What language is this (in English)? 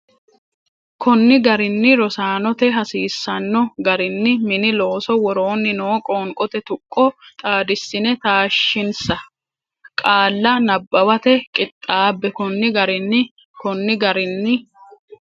Sidamo